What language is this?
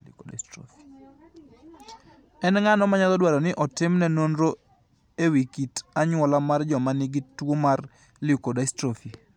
Luo (Kenya and Tanzania)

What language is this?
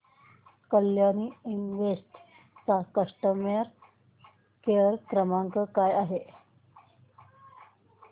Marathi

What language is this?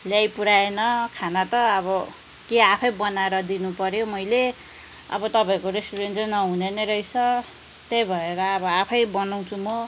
Nepali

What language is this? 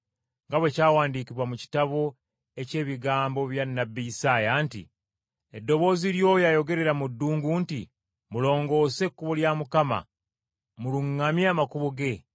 Ganda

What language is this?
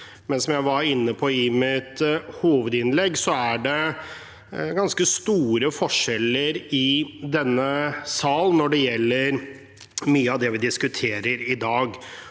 Norwegian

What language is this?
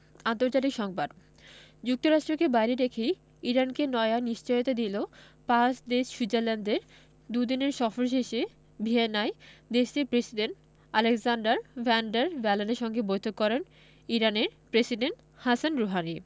Bangla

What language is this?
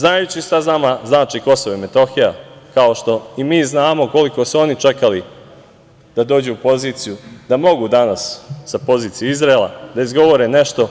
Serbian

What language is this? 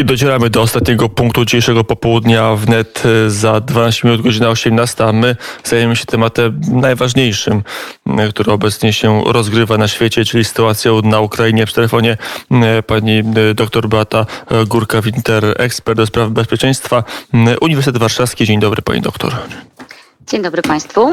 Polish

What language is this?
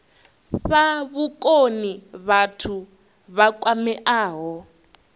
Venda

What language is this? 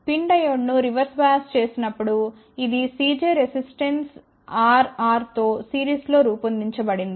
Telugu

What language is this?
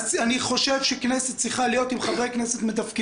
Hebrew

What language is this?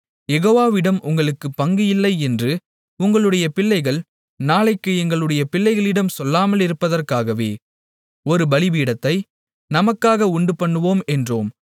Tamil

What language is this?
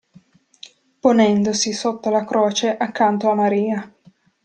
Italian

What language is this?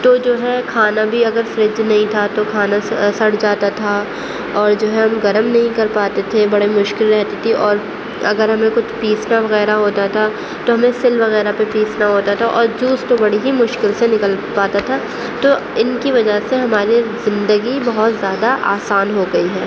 Urdu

